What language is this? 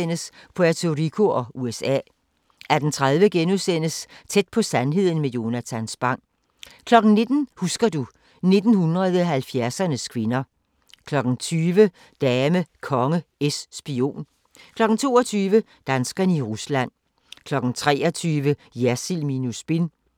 Danish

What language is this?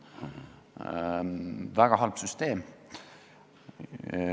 Estonian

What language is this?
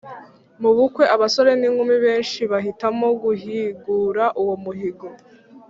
Kinyarwanda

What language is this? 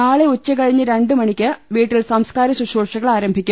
Malayalam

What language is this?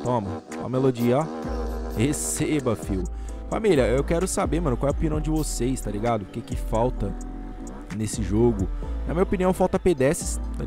Portuguese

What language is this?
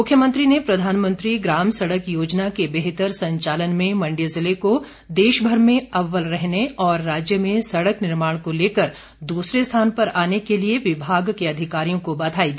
Hindi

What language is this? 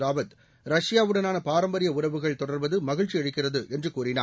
Tamil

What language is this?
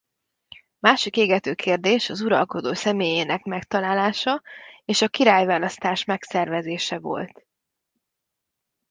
Hungarian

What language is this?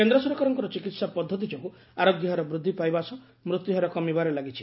Odia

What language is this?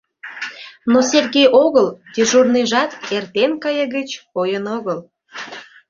Mari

